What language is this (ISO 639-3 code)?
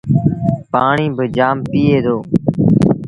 sbn